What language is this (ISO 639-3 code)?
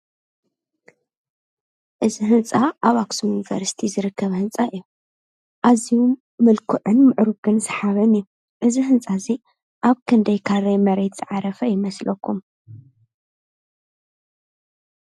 tir